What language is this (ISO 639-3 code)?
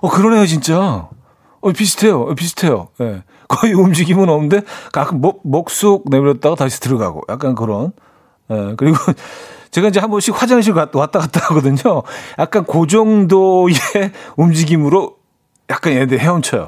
kor